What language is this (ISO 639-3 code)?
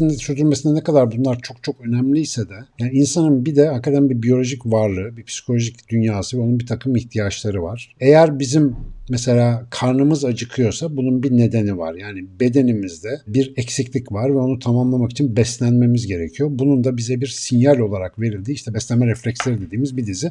tur